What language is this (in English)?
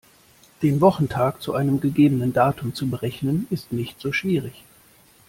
German